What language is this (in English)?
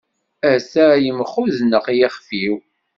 Kabyle